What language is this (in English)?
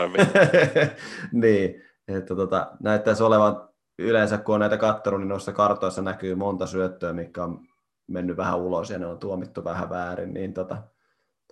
Finnish